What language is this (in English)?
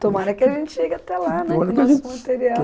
Portuguese